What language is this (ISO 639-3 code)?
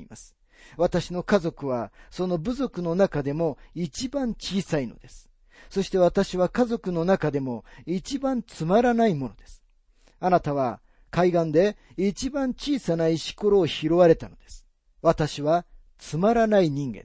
jpn